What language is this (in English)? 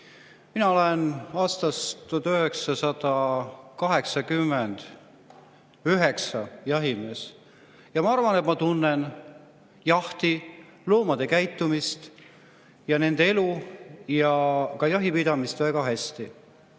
Estonian